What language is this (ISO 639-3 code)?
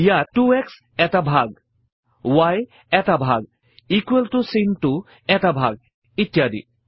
asm